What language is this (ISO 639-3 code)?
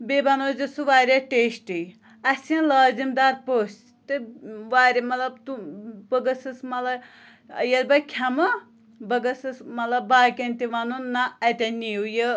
kas